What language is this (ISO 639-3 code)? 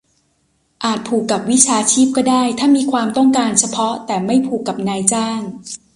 tha